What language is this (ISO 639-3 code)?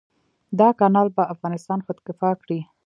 pus